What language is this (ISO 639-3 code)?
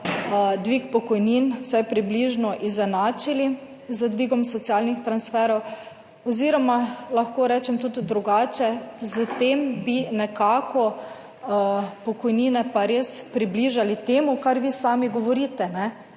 slv